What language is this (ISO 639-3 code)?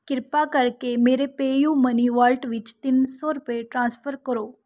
pan